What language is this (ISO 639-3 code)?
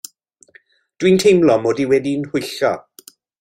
cym